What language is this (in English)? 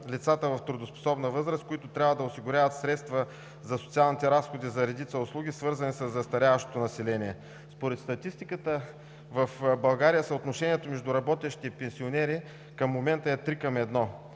Bulgarian